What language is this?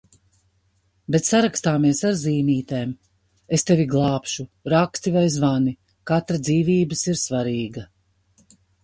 Latvian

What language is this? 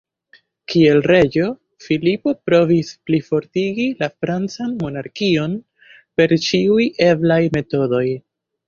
Esperanto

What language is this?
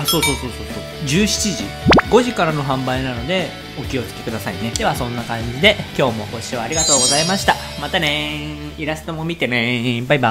Japanese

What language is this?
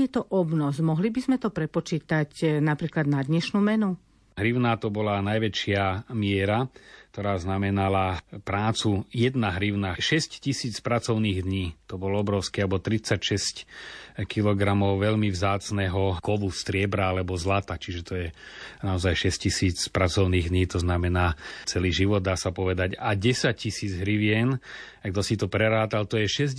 Slovak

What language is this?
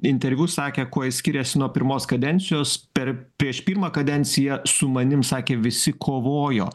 Lithuanian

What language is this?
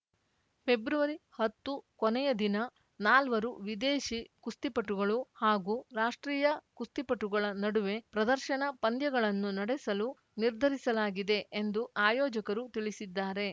Kannada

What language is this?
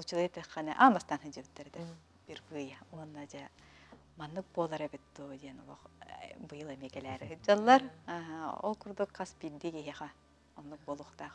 Turkish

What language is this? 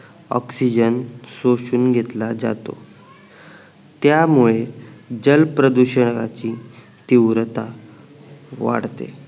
Marathi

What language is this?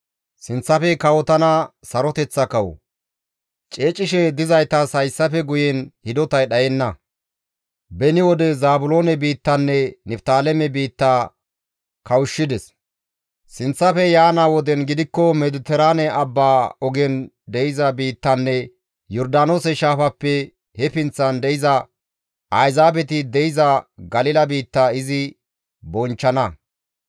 Gamo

